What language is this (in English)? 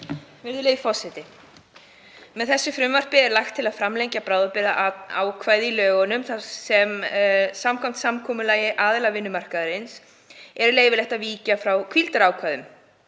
Icelandic